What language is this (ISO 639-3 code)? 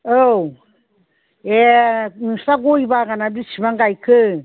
brx